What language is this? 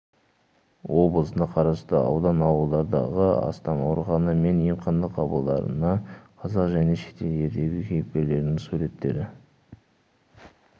Kazakh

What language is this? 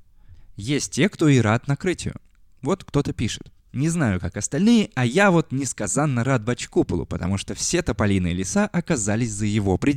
Russian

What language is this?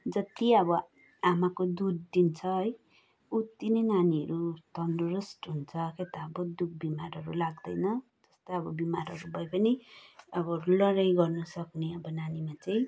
Nepali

